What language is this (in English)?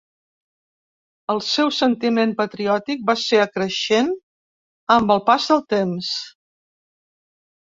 Catalan